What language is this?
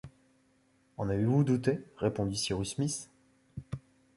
French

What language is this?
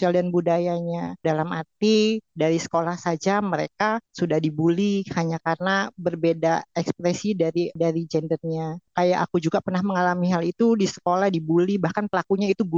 Indonesian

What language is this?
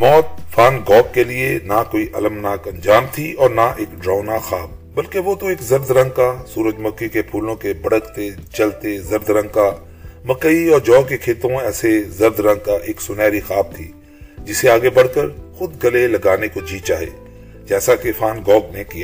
Urdu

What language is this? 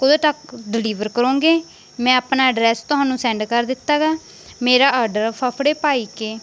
Punjabi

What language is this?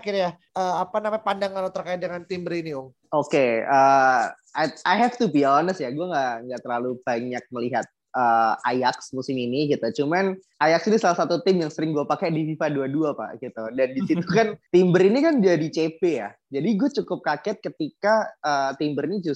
Indonesian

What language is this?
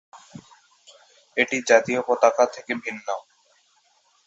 Bangla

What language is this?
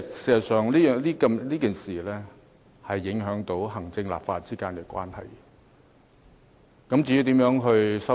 Cantonese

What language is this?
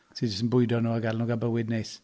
Welsh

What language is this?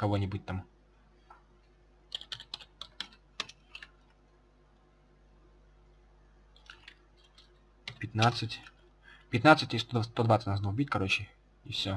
Russian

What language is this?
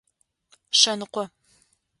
Adyghe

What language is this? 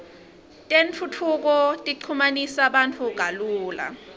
Swati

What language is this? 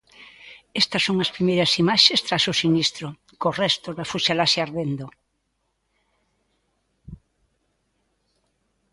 Galician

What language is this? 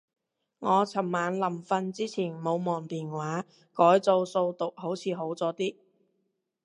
Cantonese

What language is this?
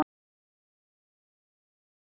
Icelandic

